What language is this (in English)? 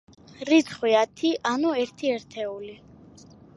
Georgian